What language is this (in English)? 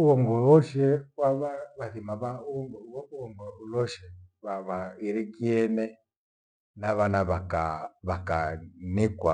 Gweno